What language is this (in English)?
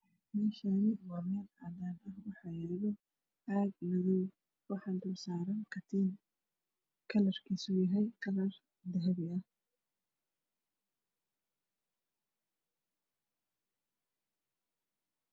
Somali